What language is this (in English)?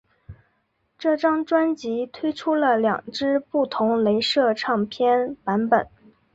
Chinese